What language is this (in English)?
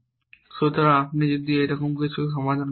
Bangla